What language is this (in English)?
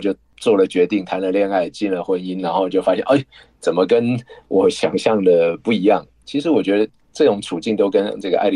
Chinese